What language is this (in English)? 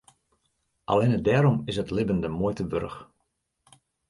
Western Frisian